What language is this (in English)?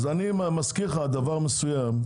Hebrew